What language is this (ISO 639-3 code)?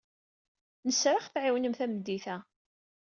kab